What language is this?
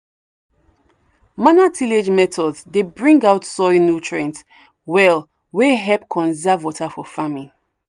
Nigerian Pidgin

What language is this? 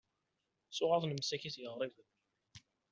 Kabyle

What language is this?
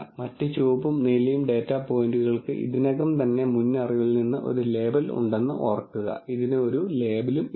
Malayalam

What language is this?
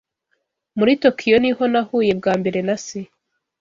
Kinyarwanda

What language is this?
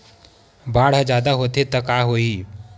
Chhattisgarhi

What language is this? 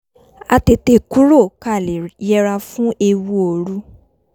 Yoruba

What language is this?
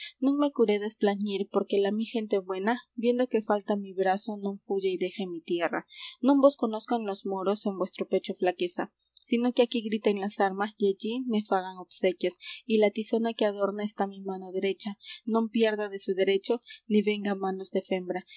Spanish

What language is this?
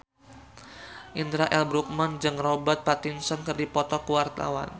Sundanese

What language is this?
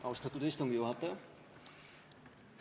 Estonian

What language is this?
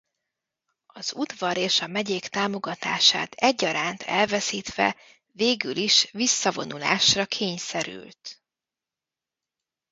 Hungarian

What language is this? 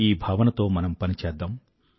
Telugu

